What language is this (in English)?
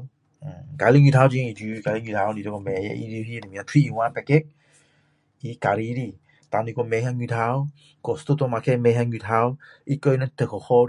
Min Dong Chinese